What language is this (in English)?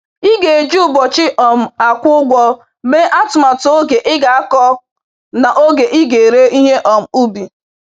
Igbo